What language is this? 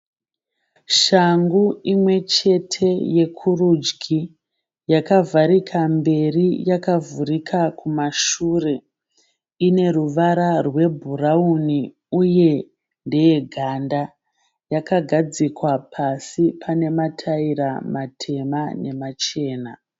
Shona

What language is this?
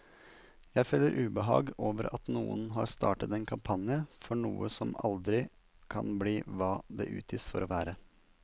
Norwegian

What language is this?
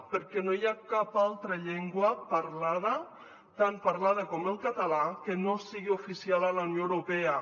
Catalan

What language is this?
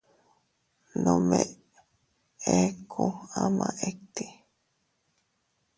Teutila Cuicatec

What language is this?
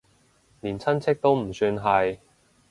Cantonese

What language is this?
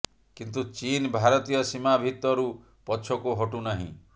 Odia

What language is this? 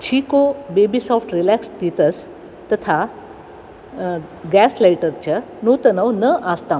Sanskrit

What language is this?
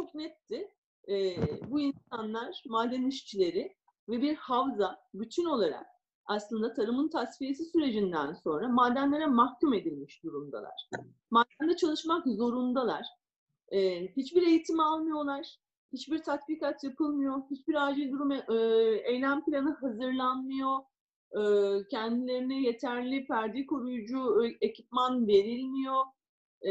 Turkish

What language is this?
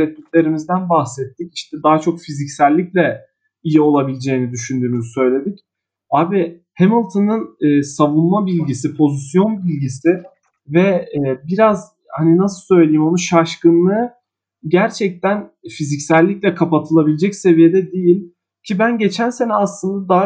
Turkish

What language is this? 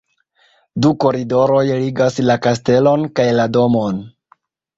Esperanto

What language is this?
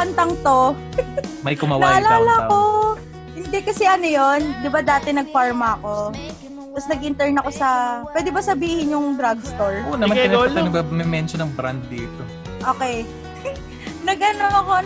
Filipino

